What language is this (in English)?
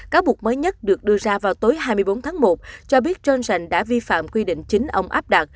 Vietnamese